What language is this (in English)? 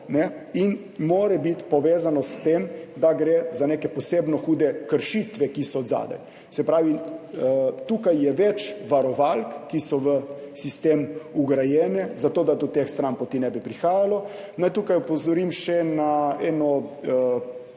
Slovenian